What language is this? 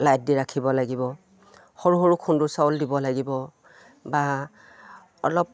Assamese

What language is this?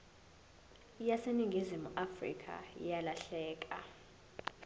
Zulu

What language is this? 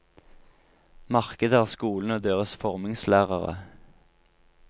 Norwegian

